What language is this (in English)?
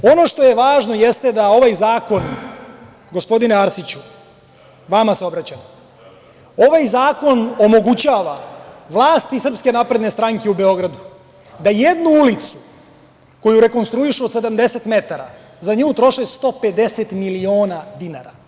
Serbian